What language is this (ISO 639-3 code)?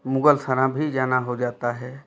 hin